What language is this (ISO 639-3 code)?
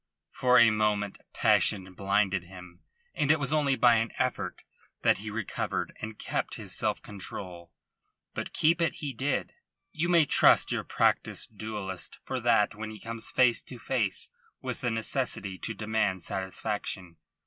eng